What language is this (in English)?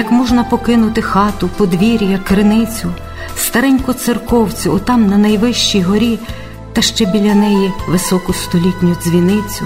Ukrainian